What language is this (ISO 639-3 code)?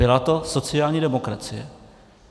ces